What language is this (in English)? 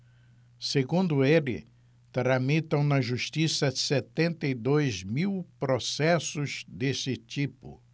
Portuguese